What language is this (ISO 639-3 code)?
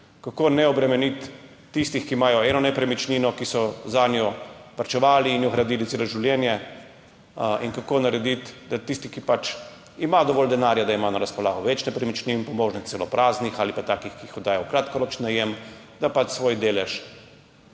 slv